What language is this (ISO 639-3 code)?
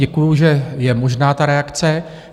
ces